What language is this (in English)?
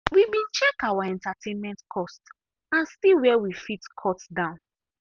Nigerian Pidgin